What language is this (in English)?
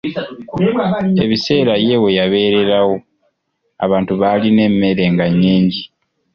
Ganda